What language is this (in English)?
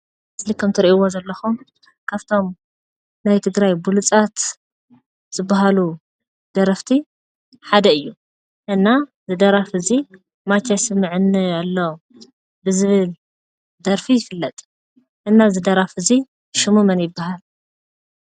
Tigrinya